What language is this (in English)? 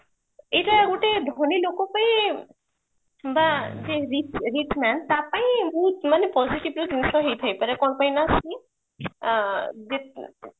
Odia